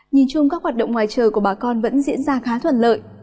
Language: Vietnamese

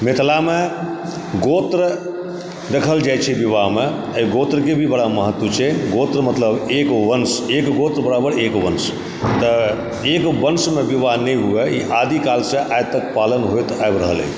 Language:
Maithili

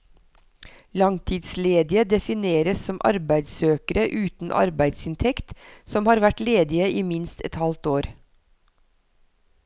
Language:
Norwegian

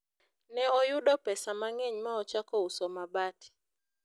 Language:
Luo (Kenya and Tanzania)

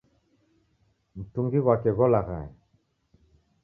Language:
Taita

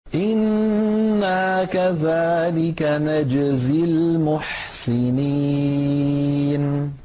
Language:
Arabic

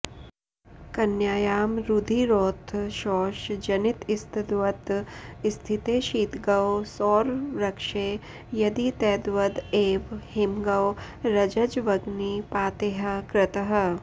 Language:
Sanskrit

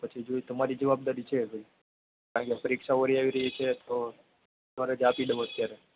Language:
Gujarati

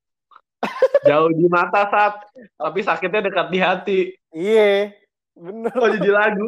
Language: Indonesian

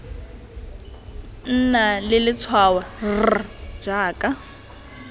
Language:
Tswana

